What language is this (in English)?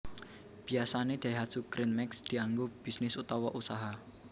Javanese